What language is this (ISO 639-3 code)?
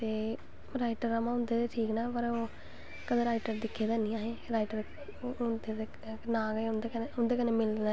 doi